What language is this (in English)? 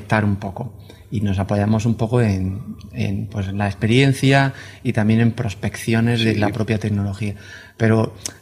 Spanish